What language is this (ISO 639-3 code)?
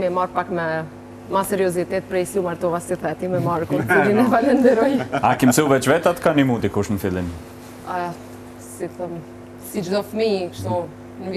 nld